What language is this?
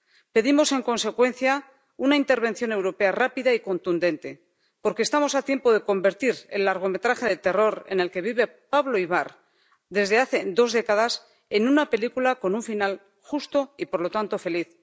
Spanish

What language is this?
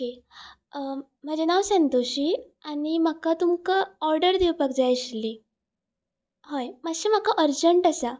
Konkani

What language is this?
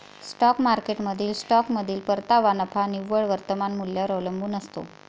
Marathi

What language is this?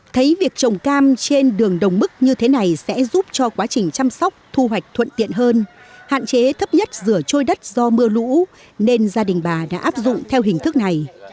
Vietnamese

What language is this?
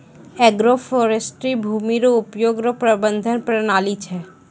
Maithili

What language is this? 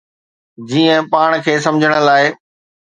Sindhi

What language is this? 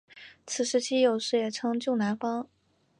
Chinese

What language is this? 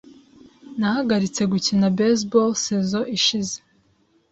Kinyarwanda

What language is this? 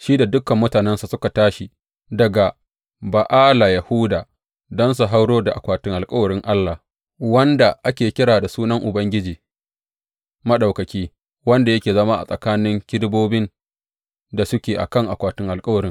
Hausa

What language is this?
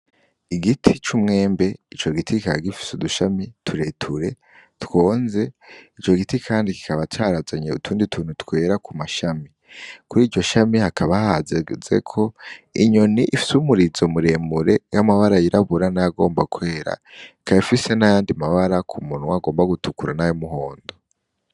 Rundi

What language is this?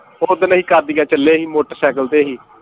Punjabi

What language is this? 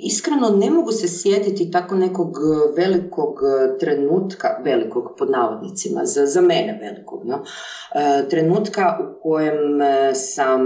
Croatian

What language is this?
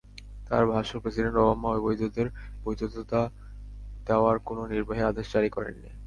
Bangla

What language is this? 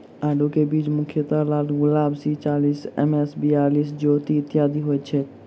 Maithili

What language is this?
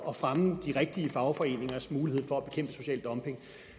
Danish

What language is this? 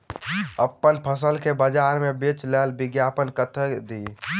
Maithili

